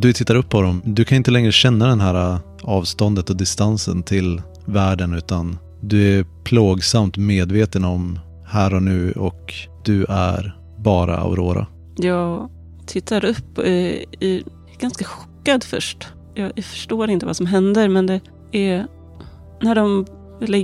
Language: Swedish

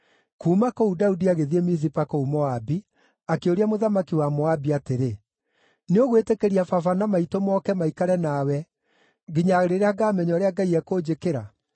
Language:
Kikuyu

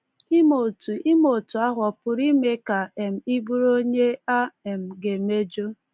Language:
Igbo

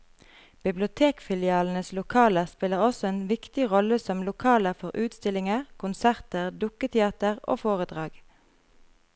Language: Norwegian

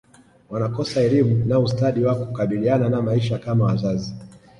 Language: Swahili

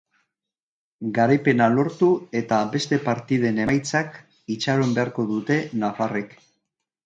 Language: Basque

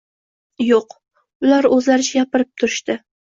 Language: Uzbek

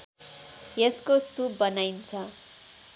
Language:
Nepali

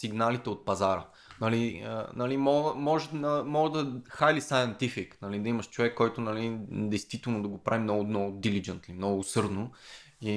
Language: Bulgarian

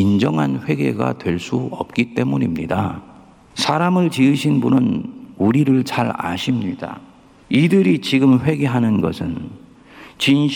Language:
Korean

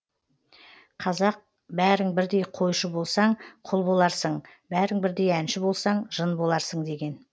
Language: Kazakh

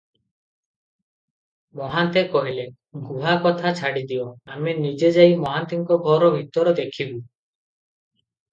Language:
Odia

